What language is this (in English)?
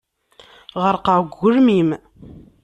Kabyle